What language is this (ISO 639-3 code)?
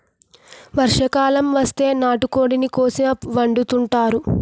tel